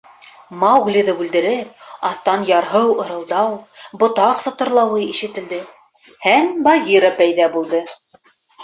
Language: Bashkir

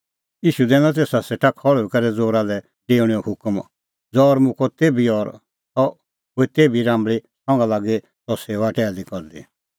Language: Kullu Pahari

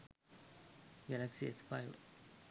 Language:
Sinhala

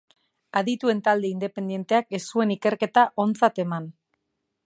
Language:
Basque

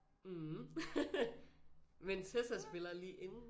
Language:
Danish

